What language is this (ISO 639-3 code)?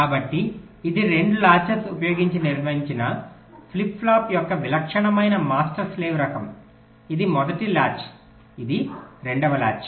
tel